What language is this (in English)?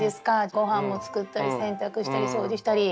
Japanese